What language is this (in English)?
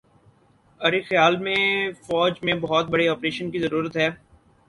Urdu